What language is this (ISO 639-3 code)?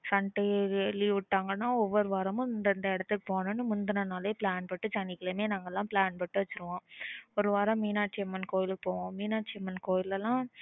tam